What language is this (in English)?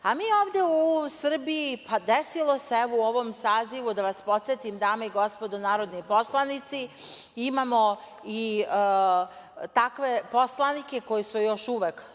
Serbian